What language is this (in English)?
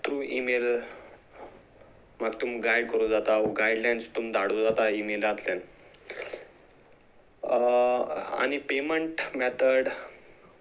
Konkani